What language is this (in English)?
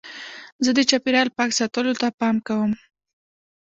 Pashto